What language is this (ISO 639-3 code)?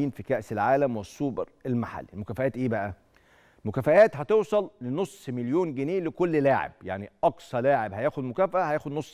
ara